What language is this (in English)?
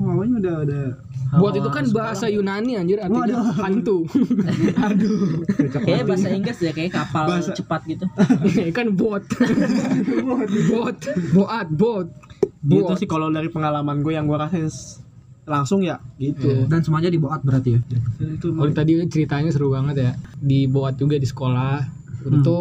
Indonesian